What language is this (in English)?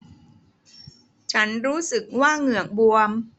Thai